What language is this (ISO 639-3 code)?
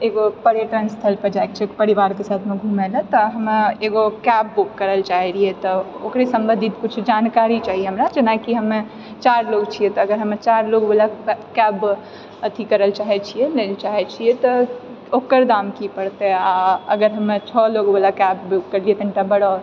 mai